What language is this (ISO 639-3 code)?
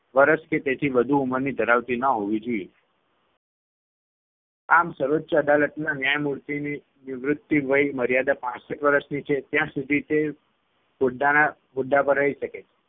guj